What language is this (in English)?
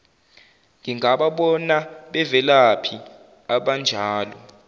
Zulu